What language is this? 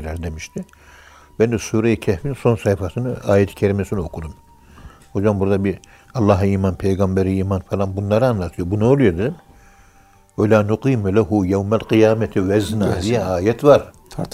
Turkish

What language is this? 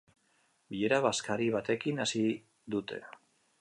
Basque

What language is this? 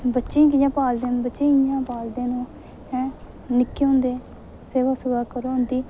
Dogri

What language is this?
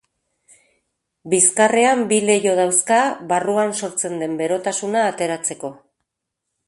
Basque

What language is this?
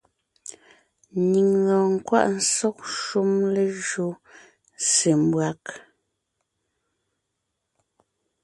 Ngiemboon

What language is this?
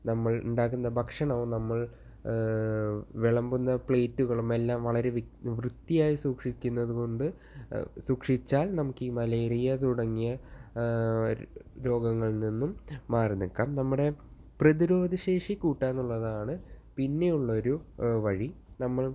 Malayalam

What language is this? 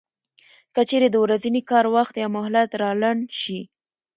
Pashto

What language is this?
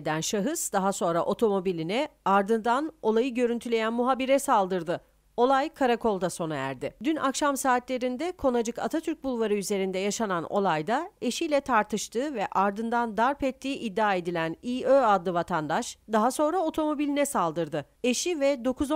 Turkish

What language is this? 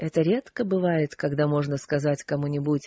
Russian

